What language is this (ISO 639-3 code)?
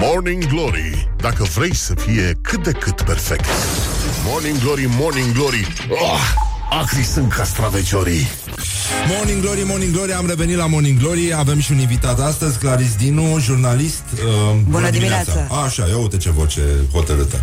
ron